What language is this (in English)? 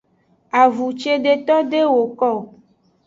Aja (Benin)